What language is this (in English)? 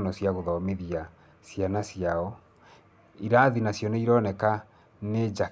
Kikuyu